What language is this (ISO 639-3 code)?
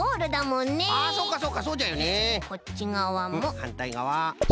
jpn